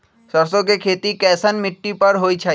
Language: Magahi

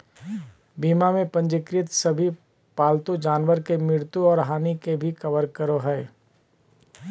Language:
Magahi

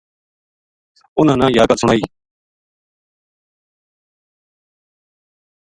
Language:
Gujari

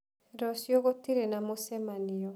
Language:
Kikuyu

